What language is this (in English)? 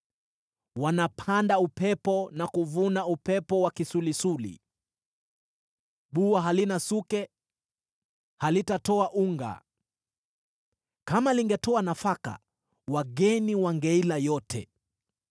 Swahili